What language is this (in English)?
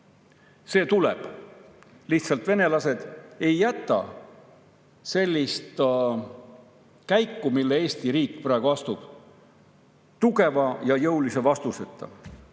Estonian